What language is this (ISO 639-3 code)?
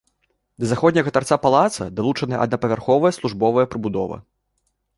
bel